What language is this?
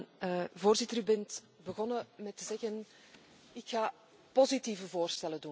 Dutch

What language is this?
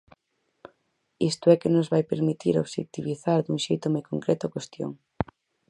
Galician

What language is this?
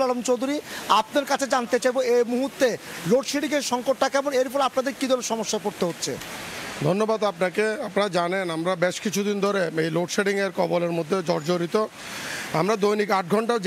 Bangla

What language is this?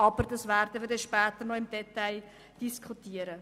Swiss German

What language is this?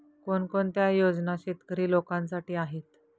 Marathi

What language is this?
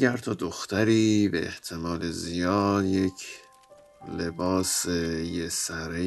Persian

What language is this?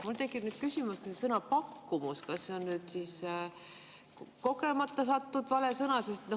Estonian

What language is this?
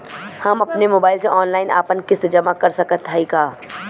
Bhojpuri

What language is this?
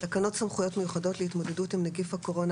Hebrew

